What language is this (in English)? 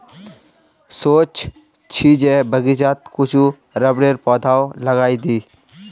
Magahi